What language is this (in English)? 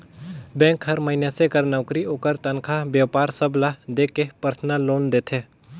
Chhattisgarhi